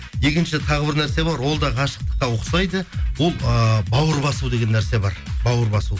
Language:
Kazakh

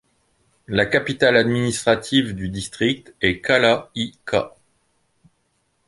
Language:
French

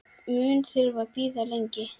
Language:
Icelandic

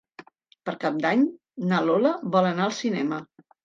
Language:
Catalan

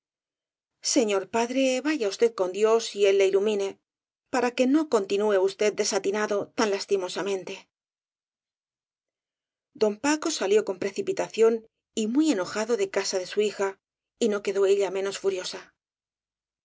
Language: Spanish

